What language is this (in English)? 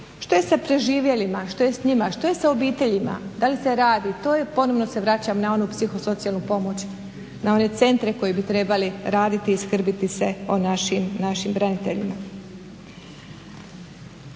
Croatian